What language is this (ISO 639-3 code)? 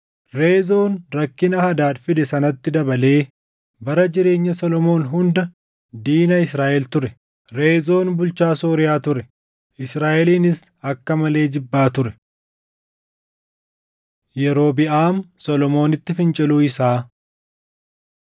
orm